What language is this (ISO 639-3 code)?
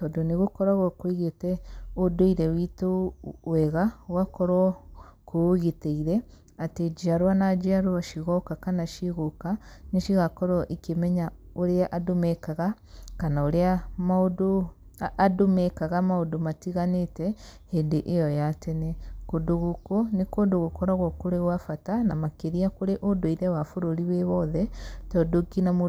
kik